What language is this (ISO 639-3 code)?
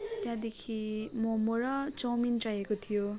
nep